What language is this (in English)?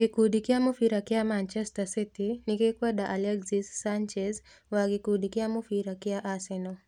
Kikuyu